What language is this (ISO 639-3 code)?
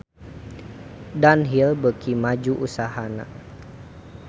sun